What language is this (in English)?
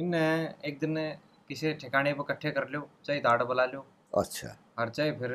Hindi